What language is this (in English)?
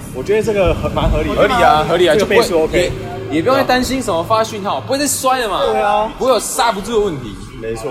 Chinese